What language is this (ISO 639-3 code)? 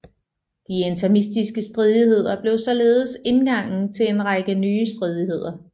dan